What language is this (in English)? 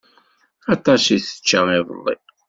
Kabyle